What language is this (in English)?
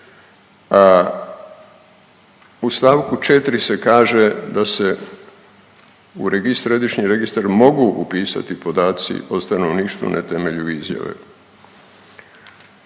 Croatian